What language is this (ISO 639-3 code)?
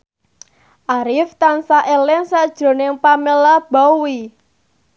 jav